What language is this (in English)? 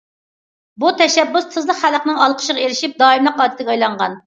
Uyghur